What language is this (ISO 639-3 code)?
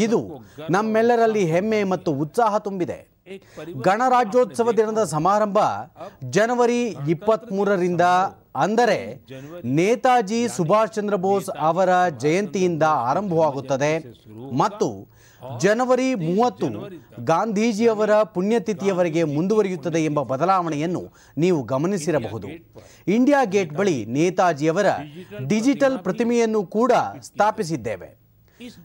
kan